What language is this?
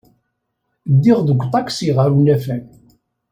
Kabyle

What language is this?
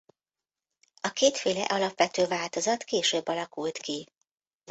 Hungarian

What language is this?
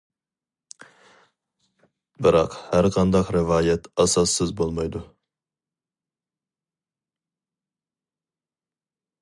Uyghur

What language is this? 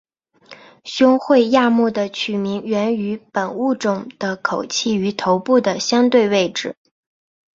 Chinese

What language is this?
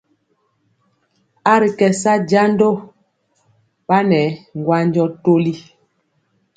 Mpiemo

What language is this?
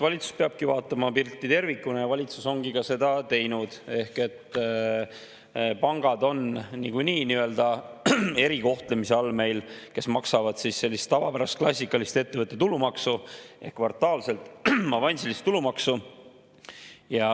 Estonian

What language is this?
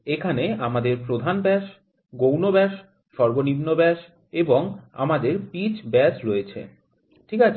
Bangla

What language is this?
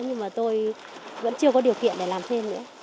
Vietnamese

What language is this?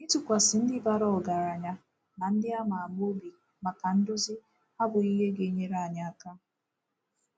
Igbo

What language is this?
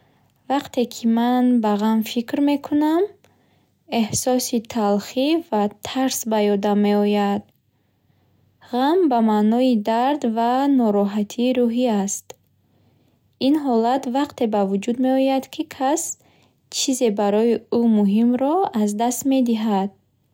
Bukharic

